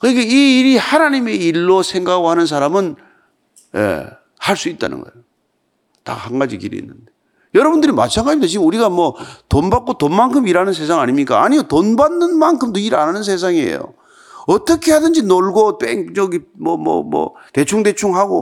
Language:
Korean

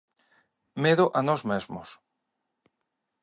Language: Galician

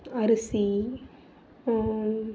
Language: Tamil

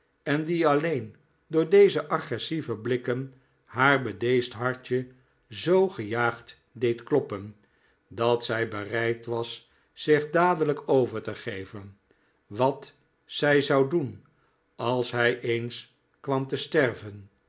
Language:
Dutch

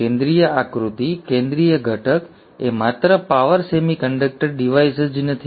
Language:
Gujarati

